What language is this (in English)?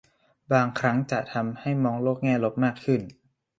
Thai